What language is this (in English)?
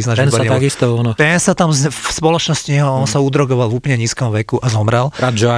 Slovak